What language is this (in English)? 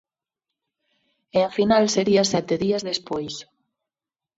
Galician